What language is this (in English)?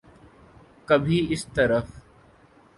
Urdu